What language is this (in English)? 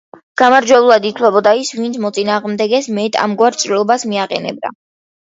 Georgian